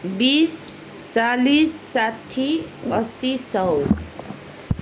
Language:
Nepali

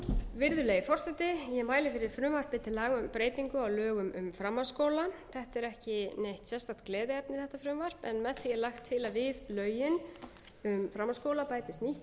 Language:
Icelandic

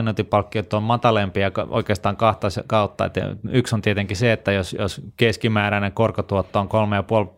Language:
Finnish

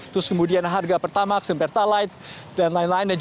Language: Indonesian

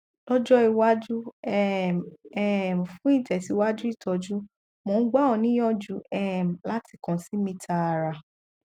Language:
Yoruba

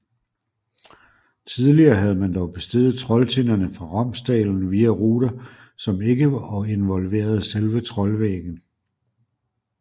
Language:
Danish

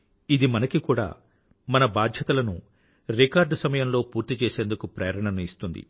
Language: Telugu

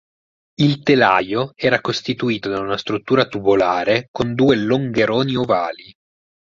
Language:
Italian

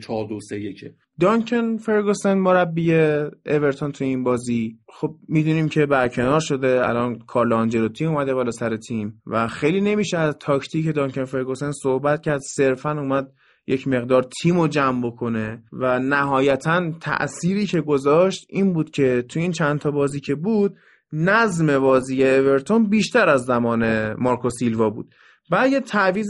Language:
Persian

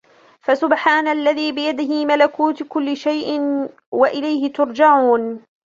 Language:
Arabic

